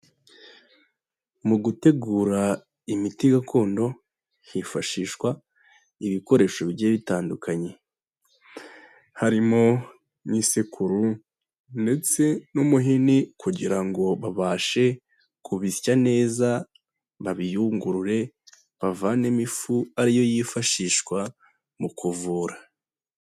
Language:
Kinyarwanda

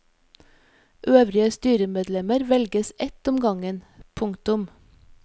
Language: Norwegian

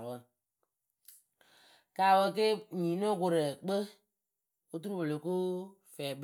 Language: Akebu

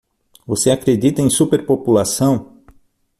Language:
Portuguese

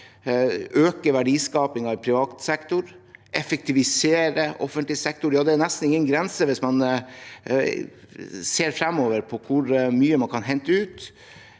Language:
Norwegian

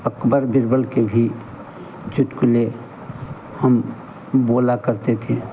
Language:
Hindi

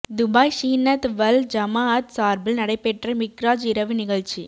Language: Tamil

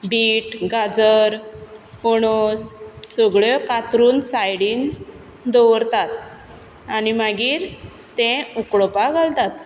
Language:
Konkani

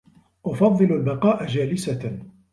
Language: Arabic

